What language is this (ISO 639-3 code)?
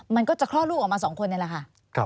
tha